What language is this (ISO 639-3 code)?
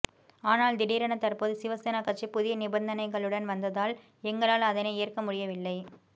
tam